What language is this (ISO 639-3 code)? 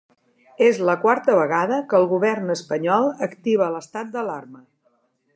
cat